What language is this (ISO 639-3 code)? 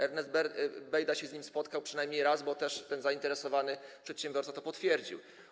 pol